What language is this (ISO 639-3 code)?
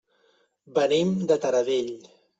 cat